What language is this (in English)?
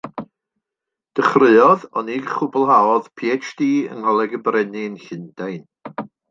Welsh